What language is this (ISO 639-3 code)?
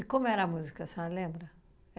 por